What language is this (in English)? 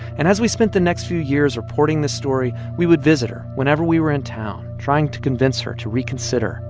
English